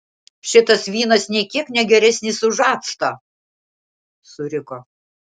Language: Lithuanian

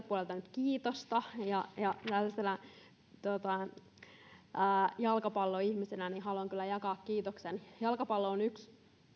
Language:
Finnish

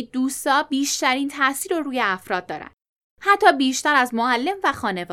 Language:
Persian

